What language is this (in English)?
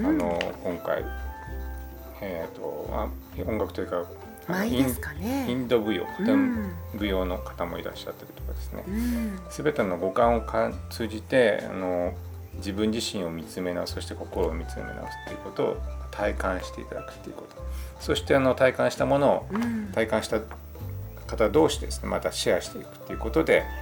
Japanese